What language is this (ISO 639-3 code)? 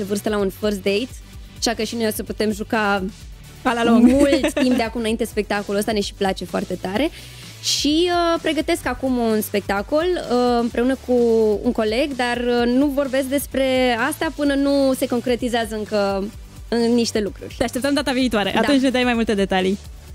ron